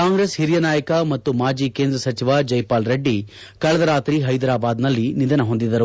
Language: Kannada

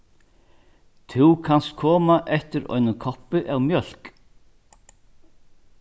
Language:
Faroese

